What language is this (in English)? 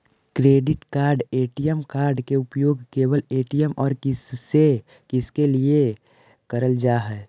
Magahi